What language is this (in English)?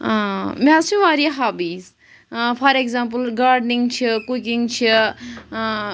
Kashmiri